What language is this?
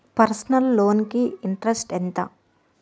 Telugu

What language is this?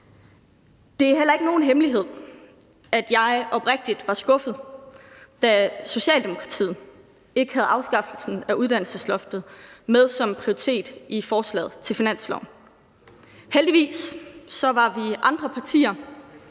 Danish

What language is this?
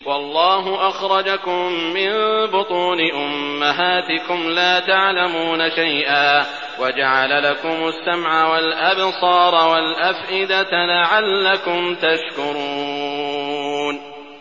Arabic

